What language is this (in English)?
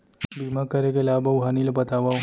Chhattisgarhi